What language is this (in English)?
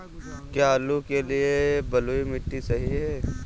Hindi